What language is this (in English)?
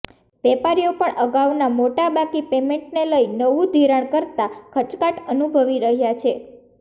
Gujarati